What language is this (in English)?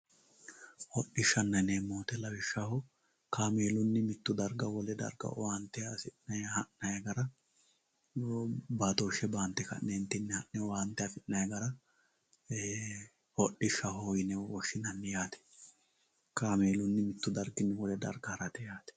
Sidamo